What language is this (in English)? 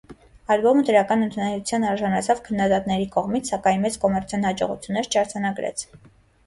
Armenian